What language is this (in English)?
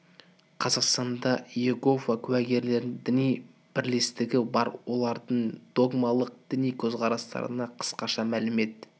Kazakh